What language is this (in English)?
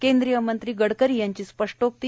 Marathi